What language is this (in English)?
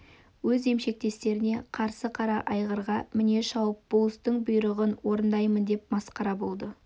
Kazakh